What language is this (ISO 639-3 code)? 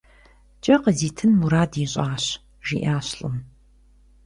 kbd